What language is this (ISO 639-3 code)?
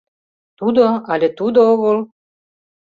chm